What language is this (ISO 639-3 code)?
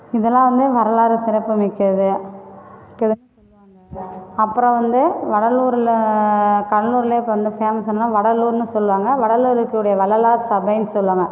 tam